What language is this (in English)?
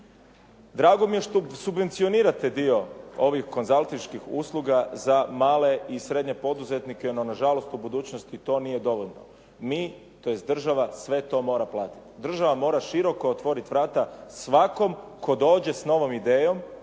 Croatian